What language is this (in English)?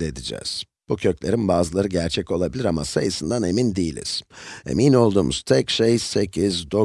Turkish